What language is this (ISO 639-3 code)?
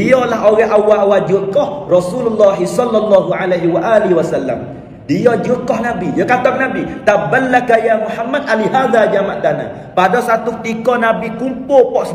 msa